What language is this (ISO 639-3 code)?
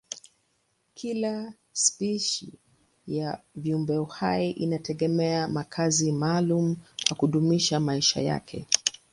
swa